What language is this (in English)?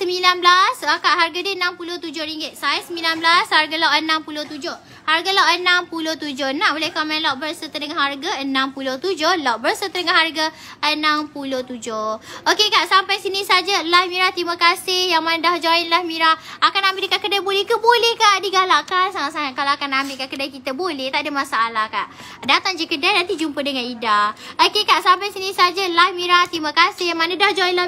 Malay